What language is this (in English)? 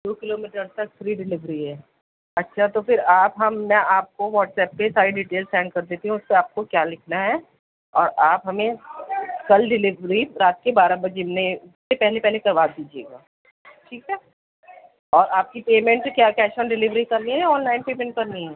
Urdu